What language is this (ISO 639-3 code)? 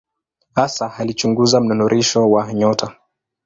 swa